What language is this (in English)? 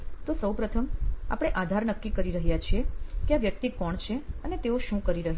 Gujarati